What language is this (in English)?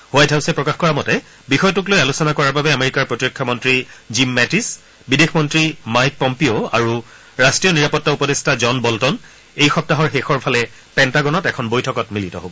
Assamese